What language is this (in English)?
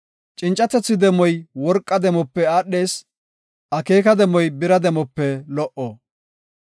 Gofa